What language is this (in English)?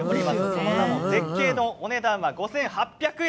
Japanese